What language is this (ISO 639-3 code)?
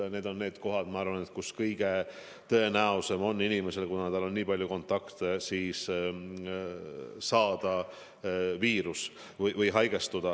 est